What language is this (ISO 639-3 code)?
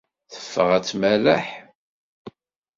kab